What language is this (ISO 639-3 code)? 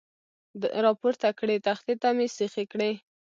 pus